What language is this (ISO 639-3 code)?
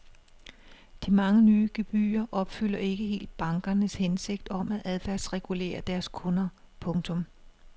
dan